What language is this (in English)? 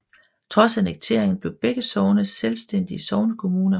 Danish